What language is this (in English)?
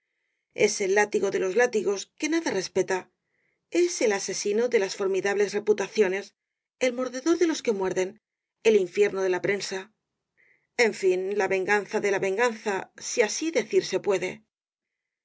Spanish